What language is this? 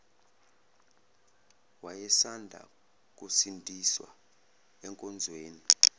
Zulu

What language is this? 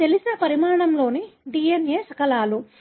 Telugu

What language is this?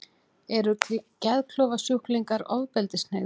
Icelandic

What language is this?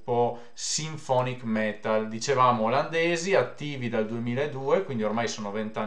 Italian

